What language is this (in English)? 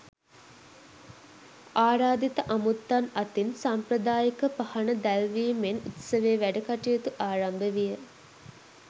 Sinhala